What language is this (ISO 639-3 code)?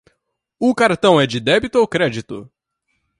por